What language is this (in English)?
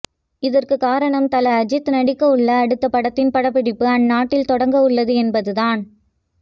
Tamil